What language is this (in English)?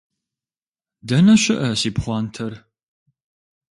Kabardian